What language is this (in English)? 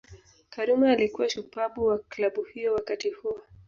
Swahili